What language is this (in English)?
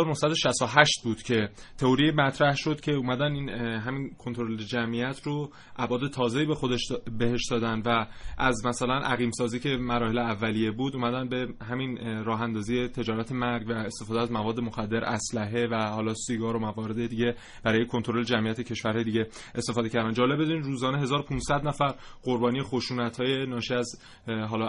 Persian